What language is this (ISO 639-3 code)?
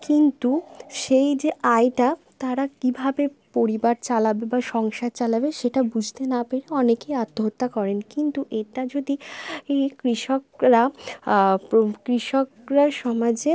ben